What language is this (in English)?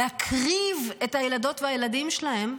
Hebrew